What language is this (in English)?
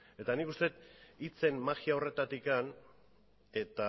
Basque